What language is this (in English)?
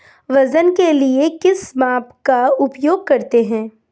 Hindi